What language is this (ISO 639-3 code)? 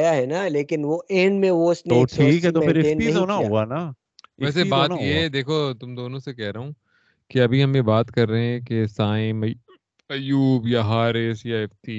urd